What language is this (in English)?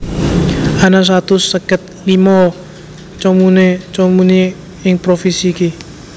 Javanese